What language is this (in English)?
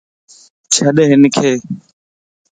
Lasi